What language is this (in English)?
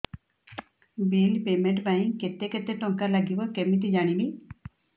Odia